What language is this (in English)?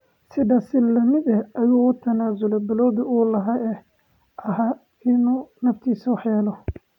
Somali